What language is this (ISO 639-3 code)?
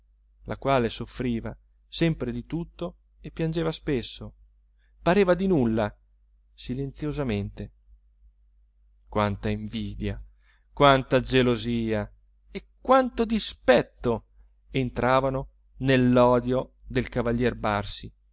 ita